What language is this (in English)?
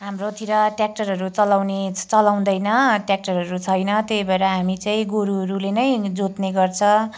Nepali